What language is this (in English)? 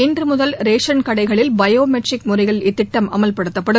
Tamil